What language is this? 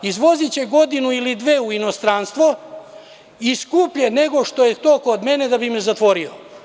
Serbian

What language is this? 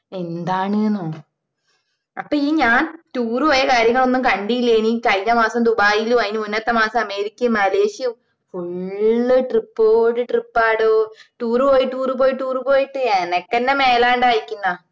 Malayalam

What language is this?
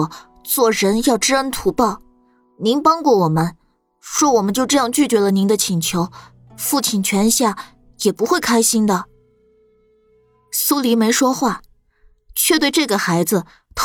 Chinese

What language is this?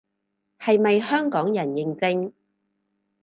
Cantonese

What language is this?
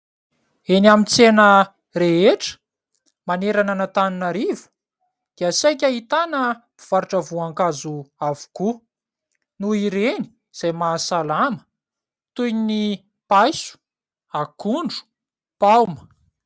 Malagasy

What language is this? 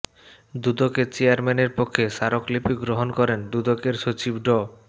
Bangla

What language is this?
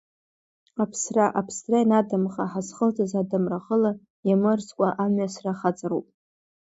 Abkhazian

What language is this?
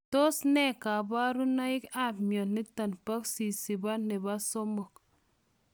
Kalenjin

